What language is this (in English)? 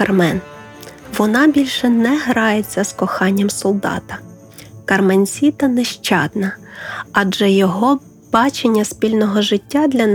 Ukrainian